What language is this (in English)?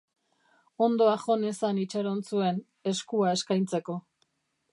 Basque